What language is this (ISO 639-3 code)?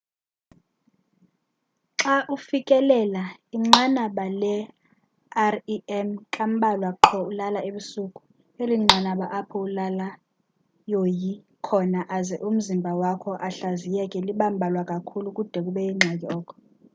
xho